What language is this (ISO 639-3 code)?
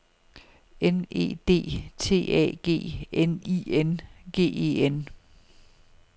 dan